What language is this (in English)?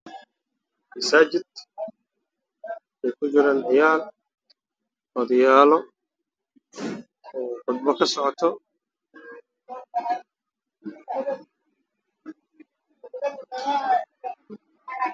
Somali